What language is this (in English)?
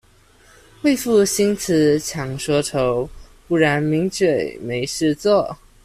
Chinese